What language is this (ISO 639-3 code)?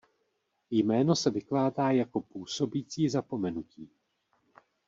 ces